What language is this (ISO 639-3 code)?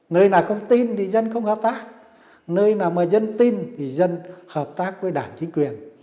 vie